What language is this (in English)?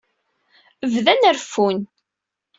Kabyle